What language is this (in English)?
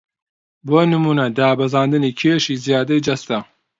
Central Kurdish